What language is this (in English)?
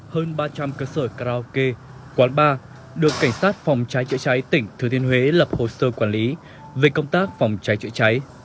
Vietnamese